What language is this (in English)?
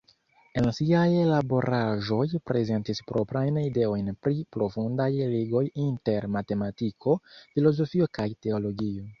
Esperanto